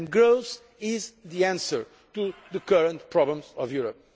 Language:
English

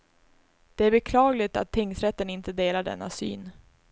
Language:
Swedish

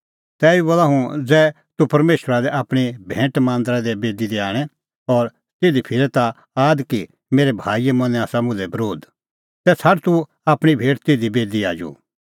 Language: Kullu Pahari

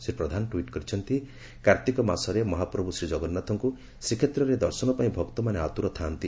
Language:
Odia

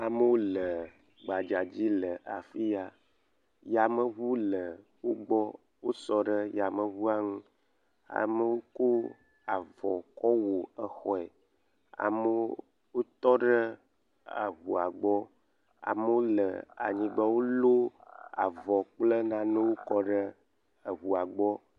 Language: Ewe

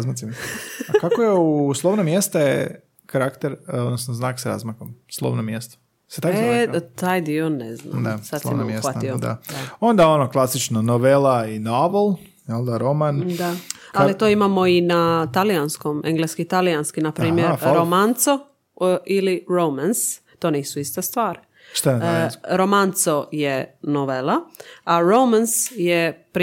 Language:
Croatian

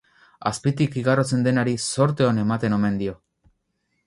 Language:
Basque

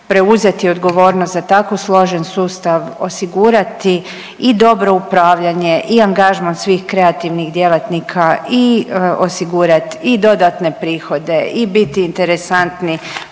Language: Croatian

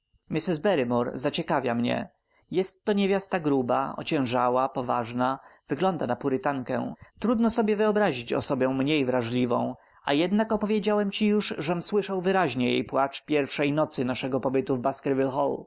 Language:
Polish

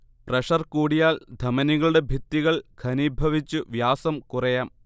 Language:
Malayalam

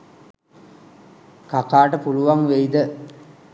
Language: Sinhala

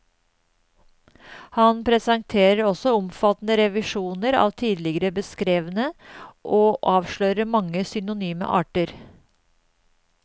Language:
Norwegian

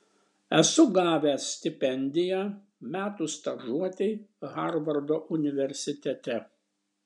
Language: Lithuanian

